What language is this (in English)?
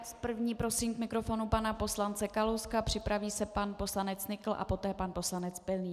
Czech